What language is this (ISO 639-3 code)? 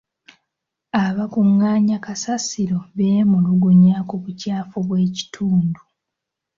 lug